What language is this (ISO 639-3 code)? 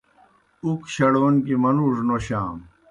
plk